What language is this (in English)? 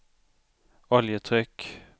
Swedish